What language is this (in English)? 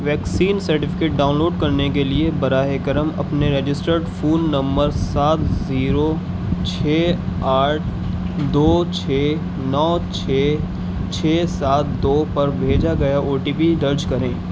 Urdu